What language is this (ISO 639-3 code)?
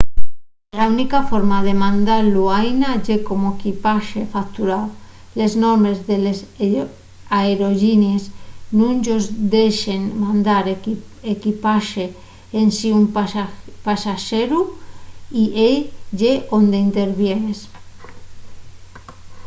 ast